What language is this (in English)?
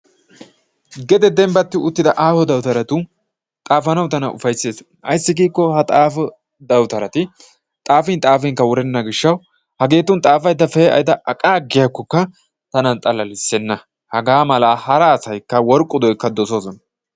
Wolaytta